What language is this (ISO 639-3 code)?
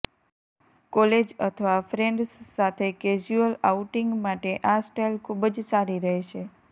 guj